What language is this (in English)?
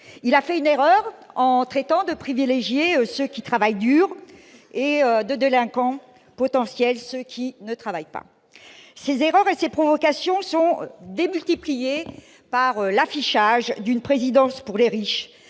French